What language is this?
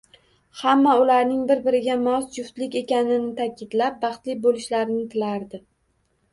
Uzbek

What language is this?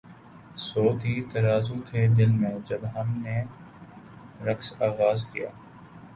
Urdu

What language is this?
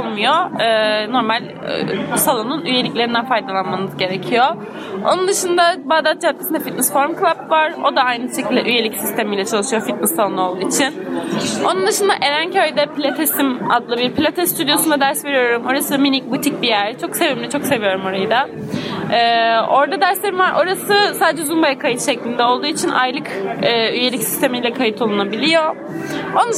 Turkish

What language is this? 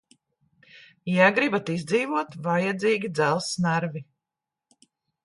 Latvian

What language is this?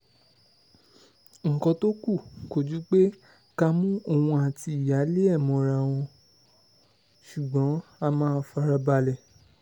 Yoruba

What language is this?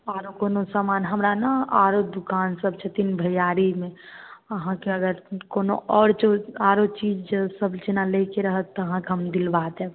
Maithili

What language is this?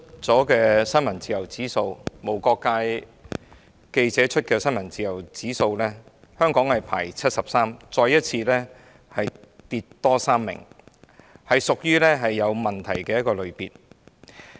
Cantonese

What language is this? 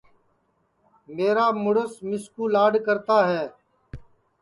Sansi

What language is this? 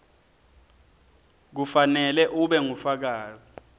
Swati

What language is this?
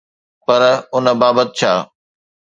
Sindhi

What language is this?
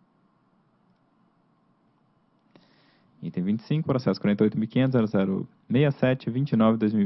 Portuguese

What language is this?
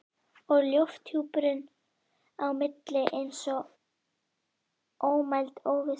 Icelandic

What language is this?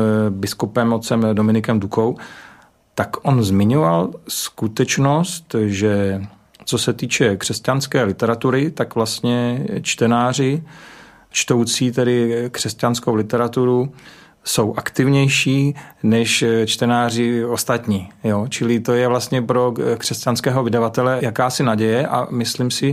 Czech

